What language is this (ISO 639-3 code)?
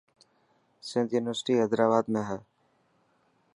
mki